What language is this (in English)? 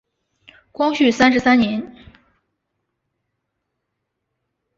Chinese